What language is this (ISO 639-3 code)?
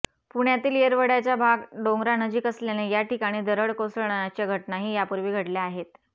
mar